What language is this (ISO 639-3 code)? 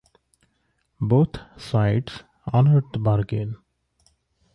eng